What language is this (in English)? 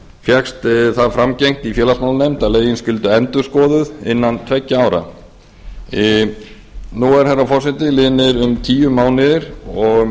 Icelandic